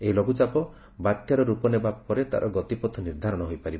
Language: Odia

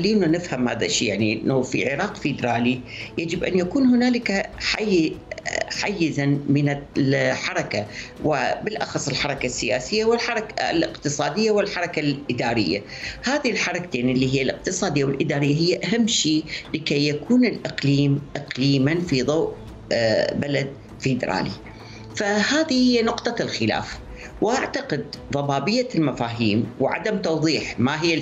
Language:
Arabic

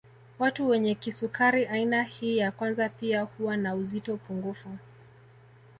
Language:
Swahili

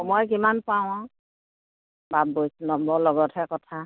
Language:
Assamese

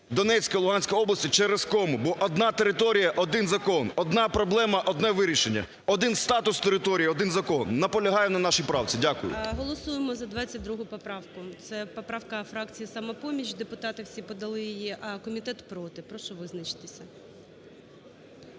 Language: Ukrainian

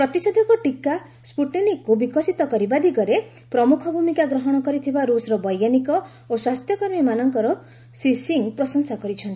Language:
Odia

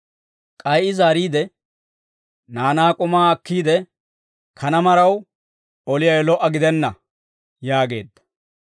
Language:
Dawro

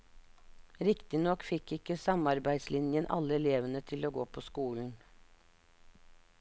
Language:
Norwegian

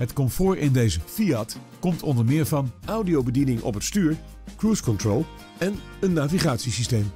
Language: Dutch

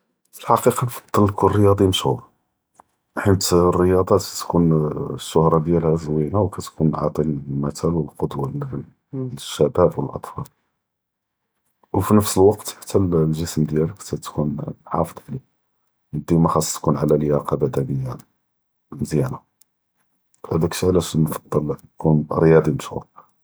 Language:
Judeo-Arabic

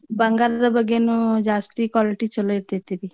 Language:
Kannada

